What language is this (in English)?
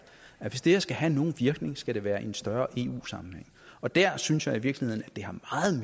Danish